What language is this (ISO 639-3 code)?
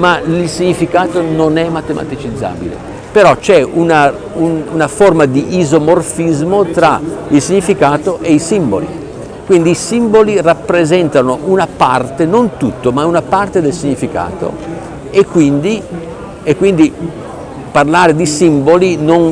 ita